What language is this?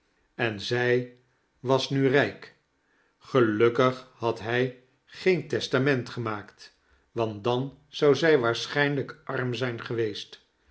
Dutch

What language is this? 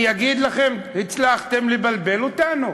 Hebrew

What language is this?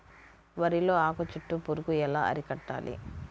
Telugu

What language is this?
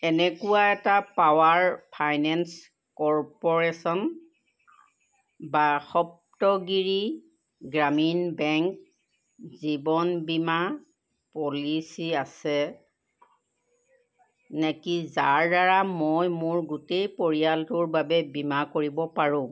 Assamese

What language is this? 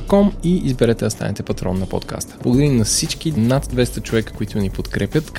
Bulgarian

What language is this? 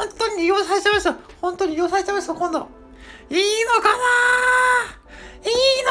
Japanese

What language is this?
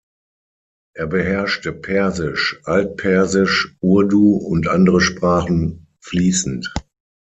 German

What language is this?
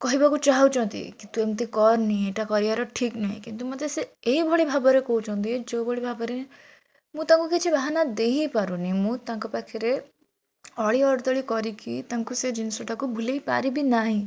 Odia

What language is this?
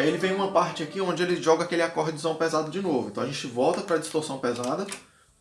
Portuguese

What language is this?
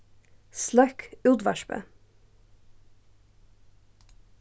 Faroese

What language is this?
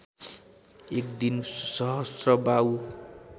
Nepali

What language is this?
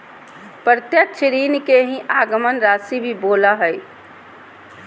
Magahi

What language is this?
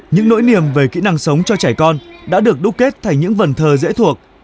Vietnamese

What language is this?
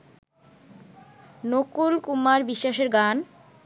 Bangla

